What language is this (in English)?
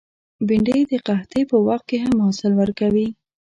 Pashto